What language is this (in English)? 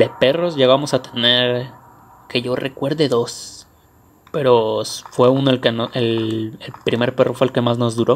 Spanish